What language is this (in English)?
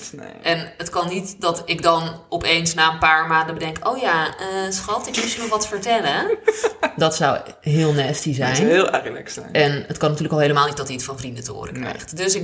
Dutch